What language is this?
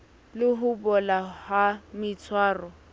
Southern Sotho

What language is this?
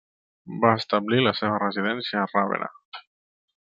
Catalan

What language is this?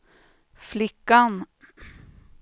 Swedish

